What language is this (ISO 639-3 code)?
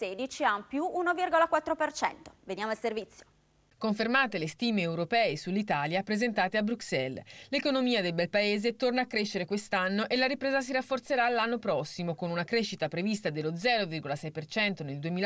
ita